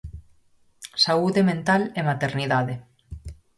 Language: Galician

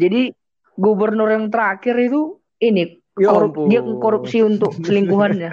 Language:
Indonesian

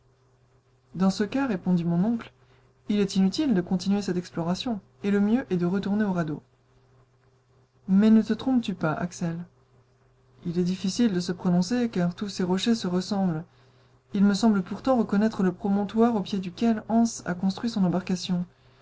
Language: French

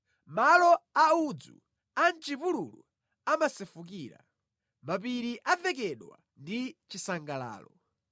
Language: Nyanja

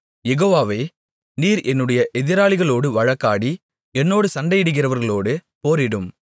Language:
Tamil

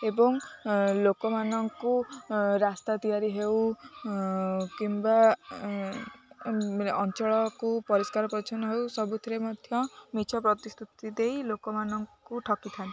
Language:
Odia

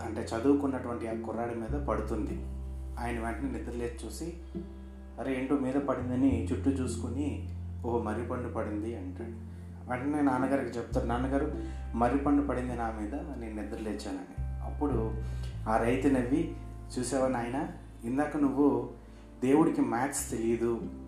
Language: Telugu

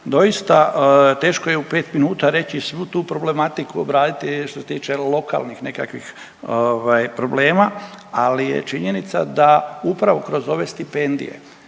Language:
Croatian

